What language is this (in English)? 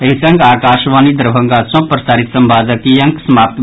Maithili